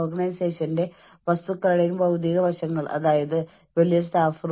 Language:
Malayalam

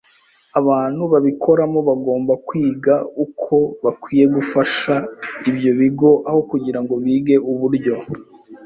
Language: Kinyarwanda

